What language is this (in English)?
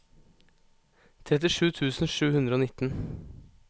Norwegian